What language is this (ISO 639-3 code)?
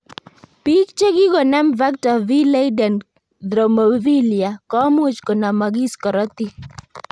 kln